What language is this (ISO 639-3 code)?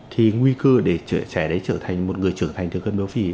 vie